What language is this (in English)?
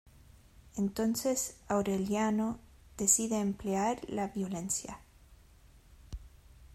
Spanish